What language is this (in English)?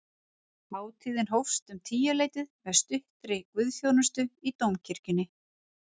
Icelandic